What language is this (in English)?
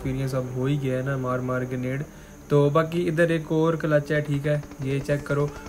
Hindi